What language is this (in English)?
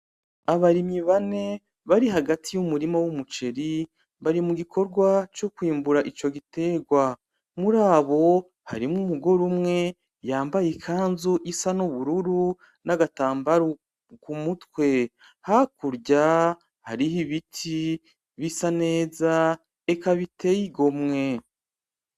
Rundi